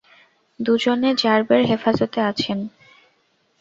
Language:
Bangla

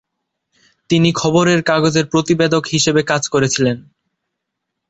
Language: Bangla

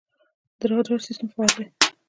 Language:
Pashto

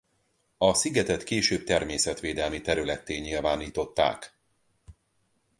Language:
Hungarian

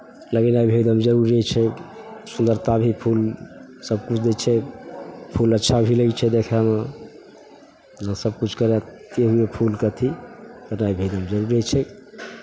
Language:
Maithili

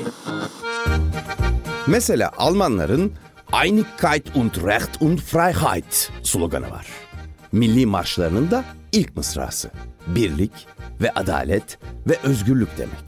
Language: Turkish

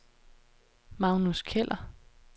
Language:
Danish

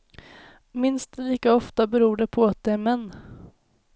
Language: Swedish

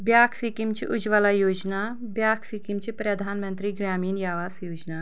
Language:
Kashmiri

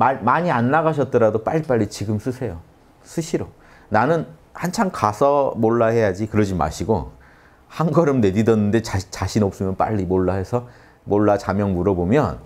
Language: Korean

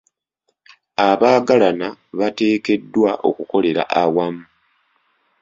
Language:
Ganda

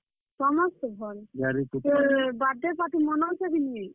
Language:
Odia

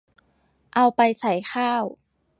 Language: Thai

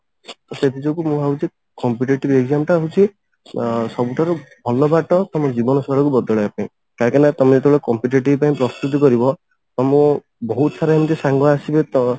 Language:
Odia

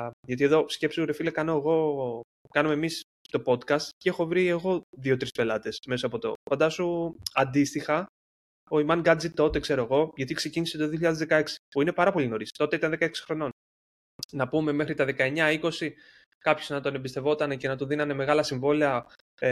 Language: Greek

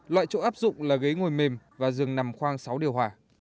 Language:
Vietnamese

